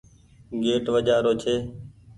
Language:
Goaria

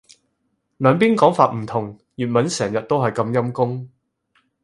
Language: Cantonese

